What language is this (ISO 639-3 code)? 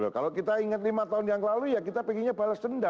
ind